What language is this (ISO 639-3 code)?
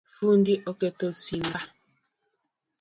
luo